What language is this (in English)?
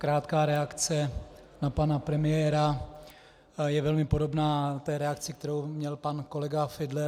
Czech